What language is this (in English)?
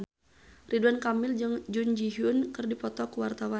Sundanese